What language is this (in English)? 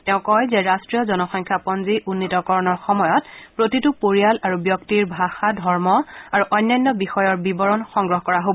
Assamese